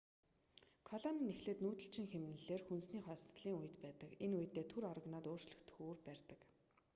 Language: Mongolian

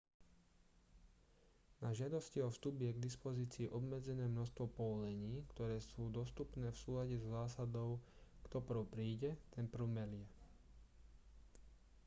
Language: Slovak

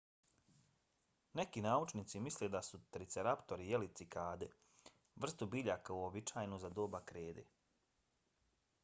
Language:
Bosnian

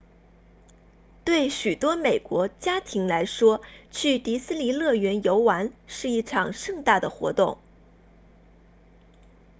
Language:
Chinese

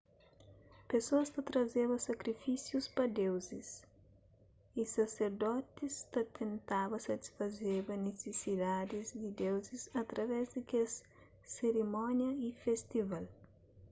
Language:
Kabuverdianu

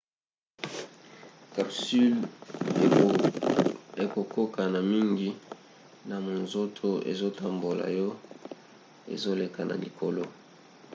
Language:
Lingala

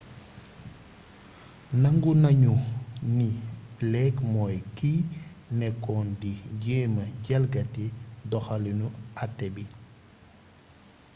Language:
Wolof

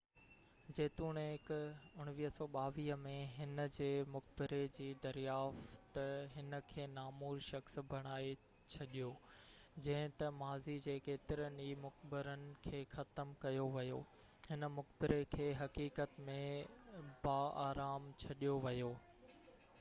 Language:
Sindhi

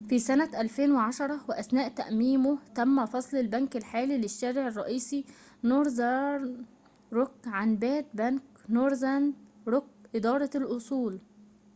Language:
Arabic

